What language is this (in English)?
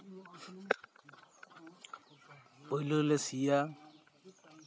Santali